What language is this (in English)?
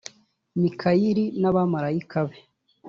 Kinyarwanda